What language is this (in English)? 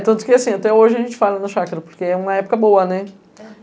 Portuguese